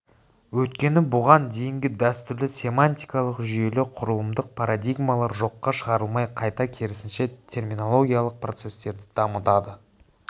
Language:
Kazakh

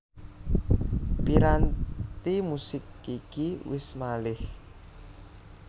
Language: Javanese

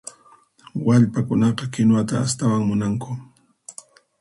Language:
Puno Quechua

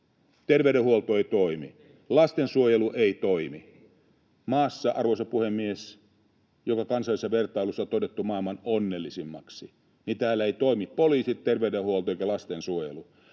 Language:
Finnish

